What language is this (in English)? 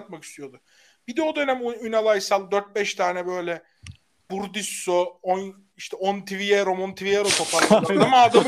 Turkish